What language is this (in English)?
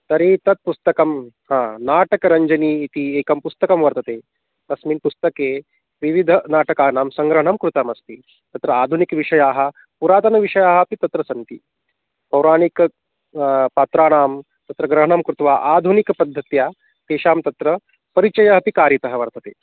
Sanskrit